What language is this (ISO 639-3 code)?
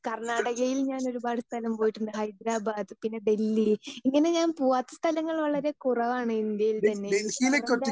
mal